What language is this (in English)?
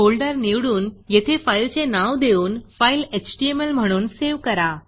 Marathi